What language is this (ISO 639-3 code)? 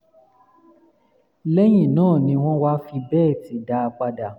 yor